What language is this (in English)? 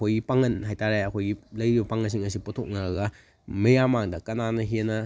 Manipuri